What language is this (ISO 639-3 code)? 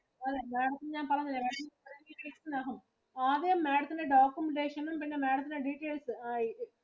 mal